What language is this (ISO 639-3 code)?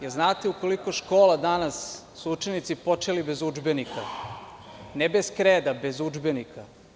srp